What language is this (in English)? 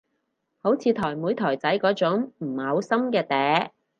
Cantonese